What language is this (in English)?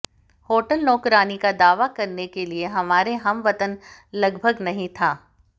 Hindi